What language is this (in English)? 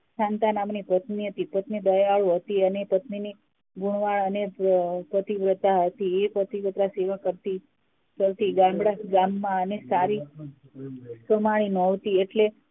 Gujarati